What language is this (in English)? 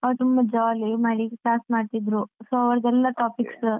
Kannada